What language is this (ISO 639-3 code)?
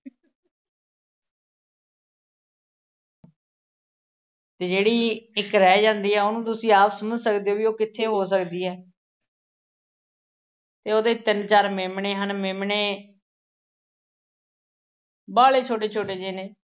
pan